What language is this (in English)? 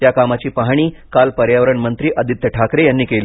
Marathi